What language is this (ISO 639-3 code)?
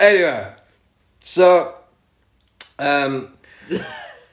cym